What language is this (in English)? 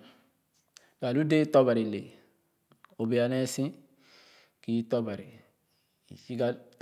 Khana